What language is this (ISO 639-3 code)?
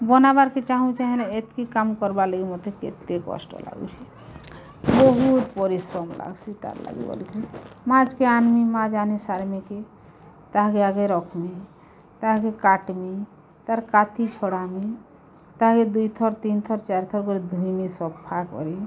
ori